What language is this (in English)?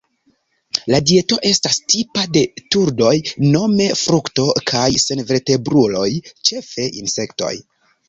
Esperanto